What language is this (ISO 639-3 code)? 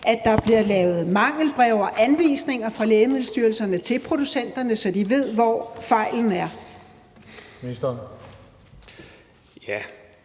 dan